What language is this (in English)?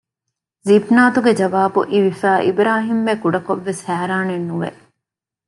Divehi